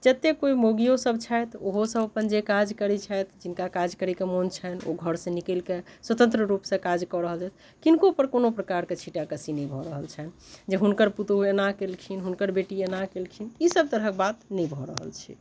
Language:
Maithili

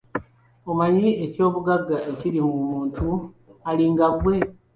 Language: Ganda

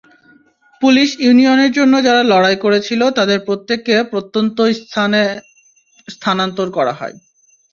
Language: Bangla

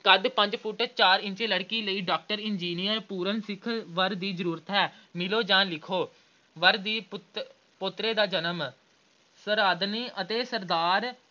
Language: Punjabi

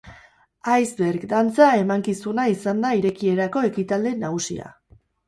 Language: Basque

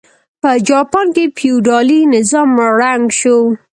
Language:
Pashto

